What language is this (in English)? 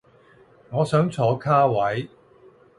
Cantonese